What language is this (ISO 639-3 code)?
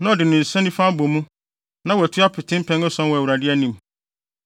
aka